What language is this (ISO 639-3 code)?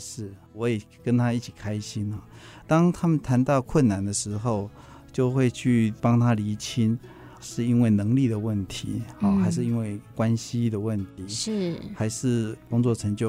zho